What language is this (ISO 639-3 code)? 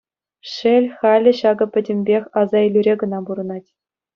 chv